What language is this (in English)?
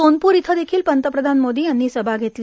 Marathi